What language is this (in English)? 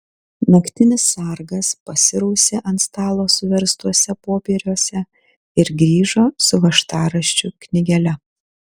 Lithuanian